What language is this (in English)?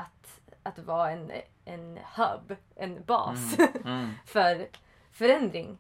Swedish